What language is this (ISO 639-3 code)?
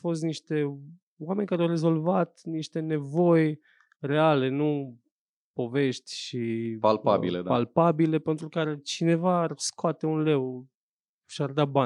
ron